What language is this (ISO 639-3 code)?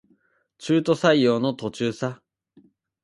jpn